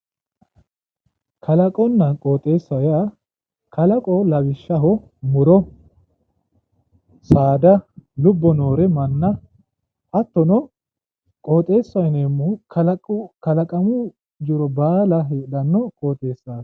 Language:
Sidamo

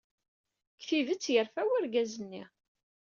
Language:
Kabyle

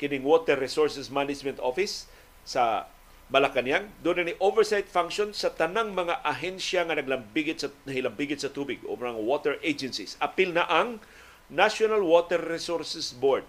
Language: Filipino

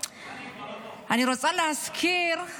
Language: Hebrew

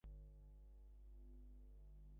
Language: Bangla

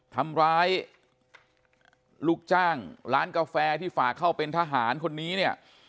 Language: Thai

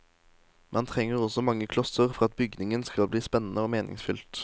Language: Norwegian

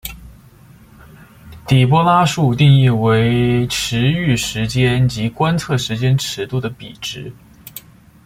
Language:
Chinese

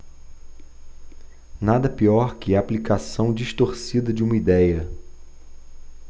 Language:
Portuguese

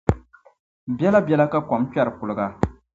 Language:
Dagbani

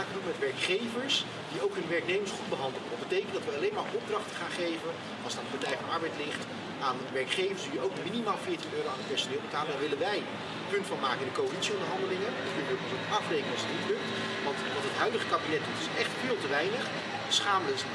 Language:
Dutch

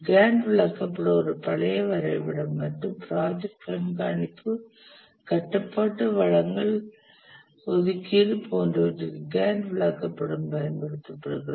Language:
Tamil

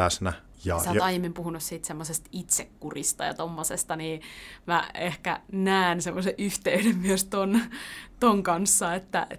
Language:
Finnish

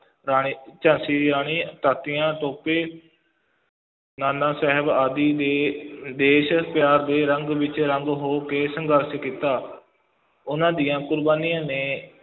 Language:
Punjabi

